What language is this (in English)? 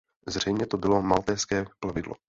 Czech